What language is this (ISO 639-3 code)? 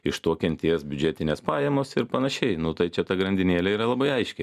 lit